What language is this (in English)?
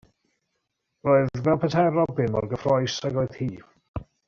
Welsh